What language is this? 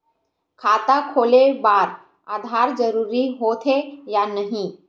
Chhattisgarhi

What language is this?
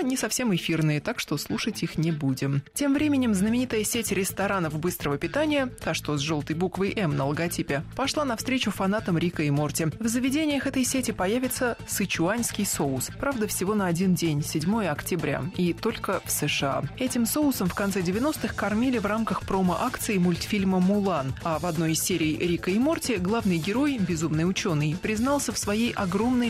Russian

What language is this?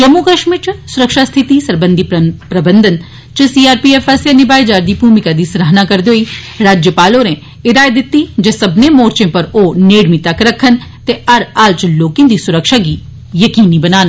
Dogri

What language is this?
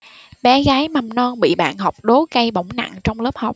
Vietnamese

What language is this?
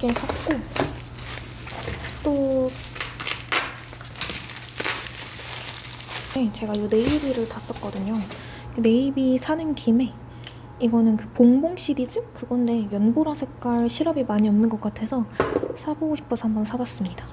Korean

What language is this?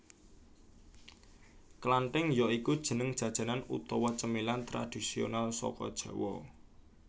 Javanese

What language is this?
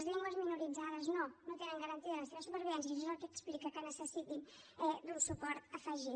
Catalan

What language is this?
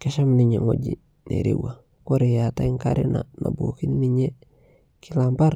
Masai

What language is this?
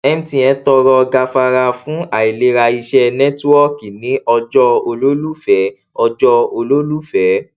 Yoruba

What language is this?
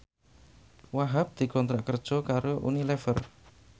Javanese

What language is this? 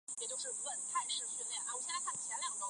Chinese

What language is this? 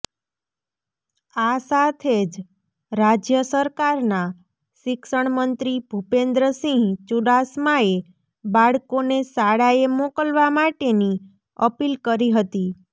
Gujarati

